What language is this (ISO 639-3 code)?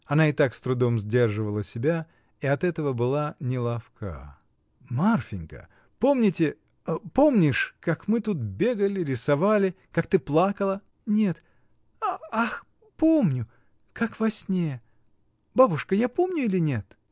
rus